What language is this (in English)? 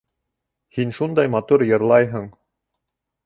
Bashkir